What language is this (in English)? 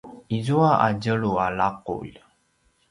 Paiwan